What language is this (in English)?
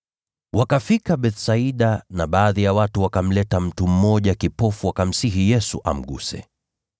Swahili